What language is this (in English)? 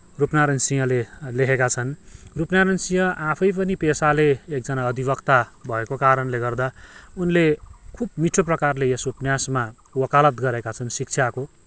Nepali